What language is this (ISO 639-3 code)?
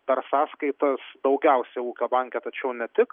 lit